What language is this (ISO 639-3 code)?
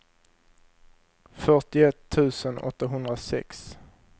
swe